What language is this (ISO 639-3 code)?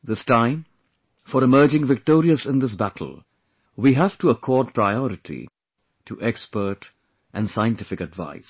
eng